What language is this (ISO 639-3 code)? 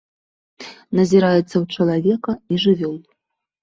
bel